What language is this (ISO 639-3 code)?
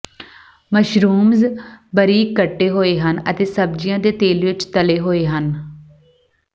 pan